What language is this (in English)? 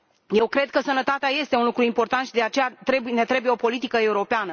Romanian